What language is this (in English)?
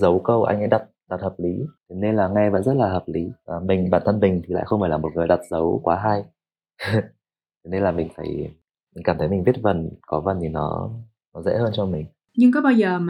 Vietnamese